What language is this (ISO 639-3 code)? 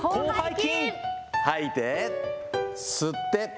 jpn